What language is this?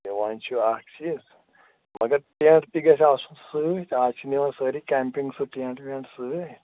Kashmiri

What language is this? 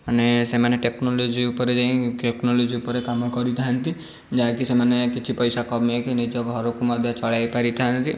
Odia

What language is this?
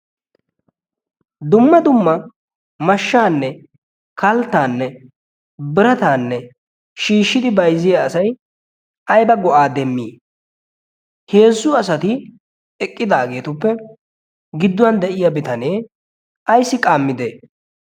Wolaytta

